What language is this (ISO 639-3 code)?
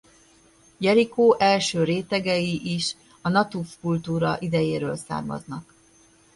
hun